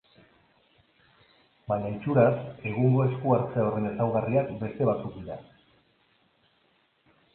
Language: Basque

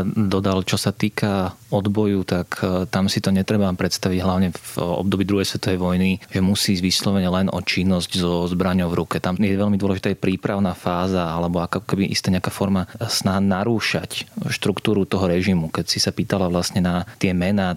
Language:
Slovak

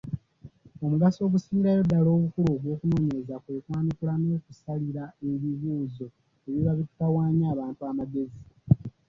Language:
Ganda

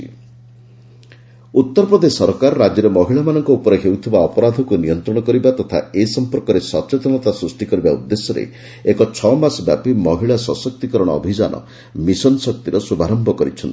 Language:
Odia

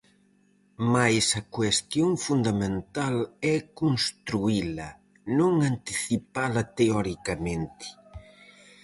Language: Galician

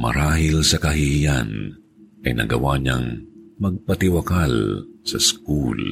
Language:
Filipino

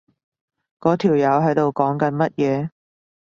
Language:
Cantonese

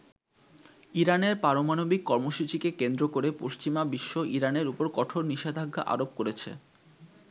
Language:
Bangla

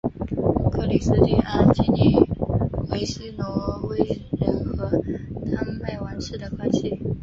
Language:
Chinese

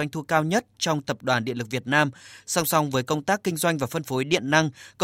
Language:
Vietnamese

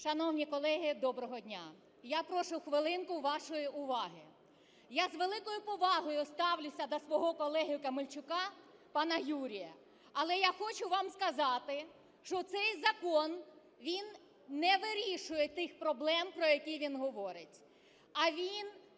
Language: Ukrainian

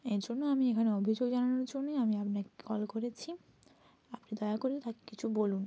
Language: Bangla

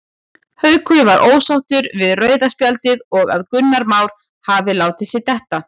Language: Icelandic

